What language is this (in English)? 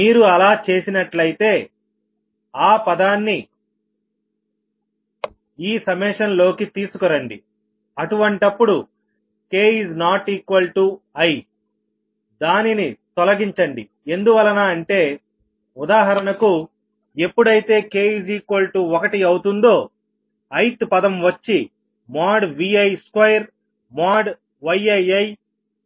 Telugu